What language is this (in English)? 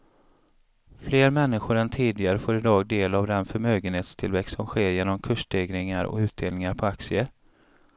Swedish